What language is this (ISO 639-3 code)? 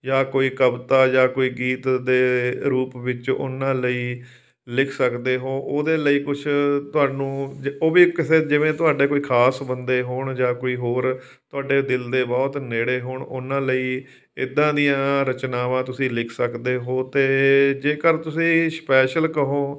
pan